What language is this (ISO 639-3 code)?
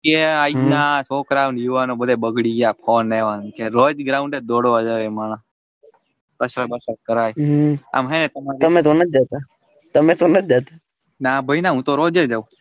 guj